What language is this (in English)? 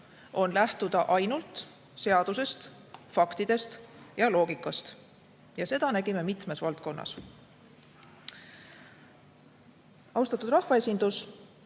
Estonian